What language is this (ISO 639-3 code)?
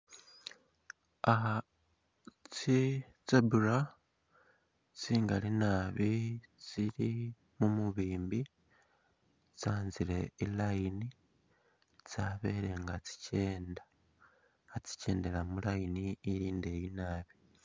myx